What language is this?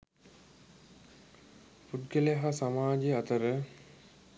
Sinhala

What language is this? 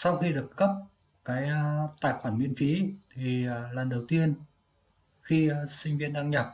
Vietnamese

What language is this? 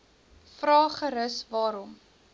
Afrikaans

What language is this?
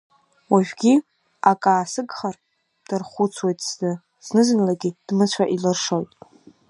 Abkhazian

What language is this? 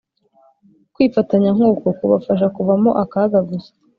Kinyarwanda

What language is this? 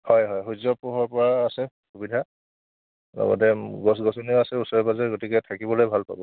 Assamese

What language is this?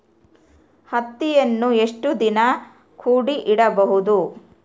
Kannada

